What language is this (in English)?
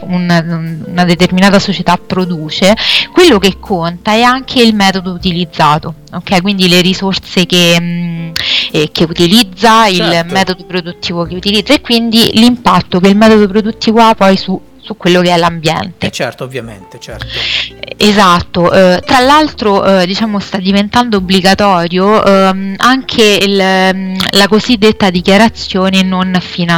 Italian